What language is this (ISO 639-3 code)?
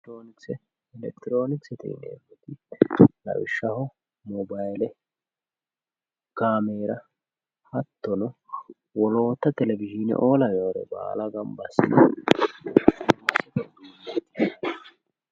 sid